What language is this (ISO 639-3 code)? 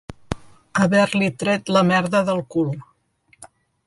cat